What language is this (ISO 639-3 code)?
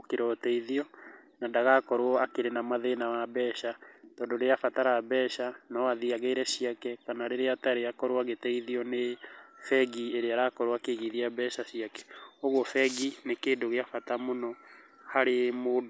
kik